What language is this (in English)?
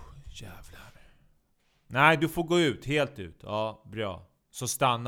Swedish